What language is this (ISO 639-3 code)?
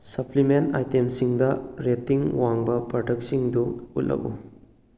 mni